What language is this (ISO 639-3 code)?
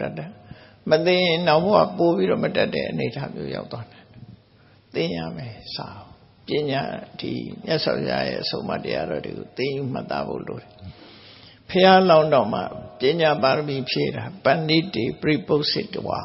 tha